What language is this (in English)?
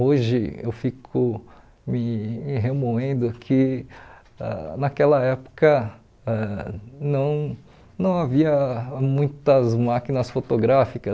Portuguese